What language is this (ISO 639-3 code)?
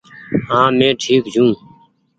gig